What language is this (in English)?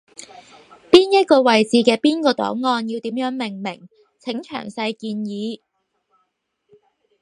Cantonese